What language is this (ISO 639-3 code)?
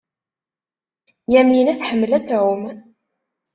kab